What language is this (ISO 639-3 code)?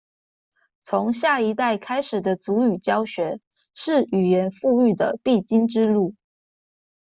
zho